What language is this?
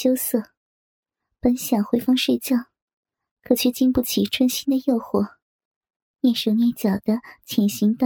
Chinese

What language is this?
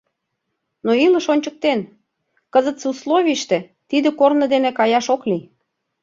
Mari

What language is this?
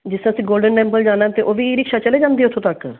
Punjabi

